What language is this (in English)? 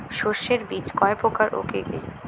Bangla